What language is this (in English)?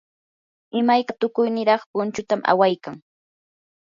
Yanahuanca Pasco Quechua